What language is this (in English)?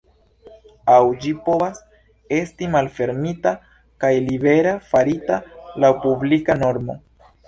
Esperanto